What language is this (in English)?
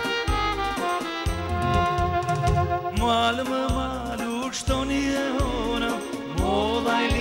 Romanian